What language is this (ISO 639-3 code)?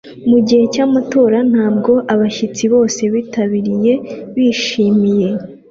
kin